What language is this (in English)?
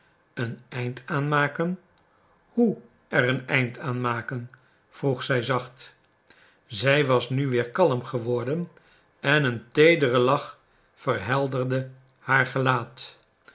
Dutch